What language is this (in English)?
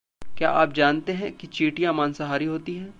Hindi